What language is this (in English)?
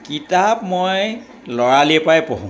Assamese